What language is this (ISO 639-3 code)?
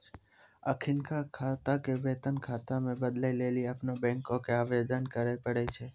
mai